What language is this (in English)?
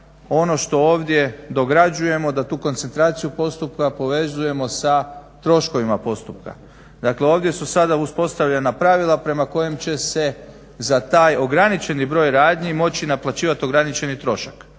Croatian